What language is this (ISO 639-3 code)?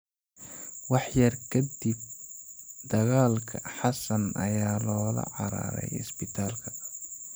som